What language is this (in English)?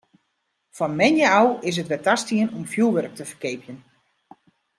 Western Frisian